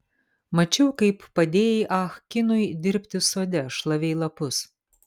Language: Lithuanian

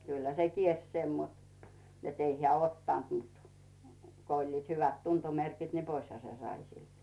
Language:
Finnish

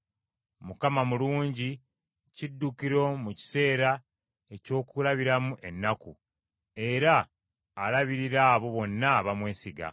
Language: Ganda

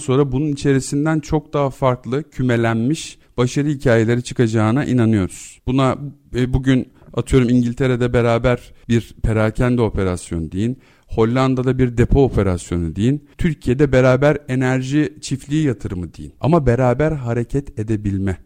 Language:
Turkish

